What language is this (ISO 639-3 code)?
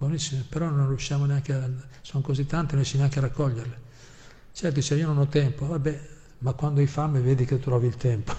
ita